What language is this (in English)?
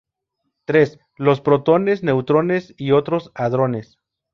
Spanish